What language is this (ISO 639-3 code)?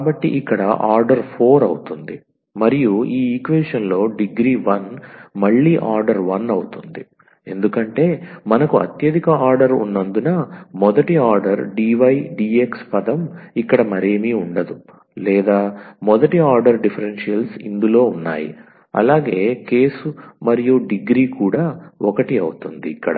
tel